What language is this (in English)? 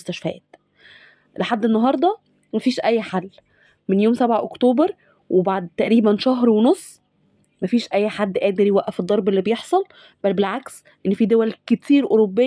Arabic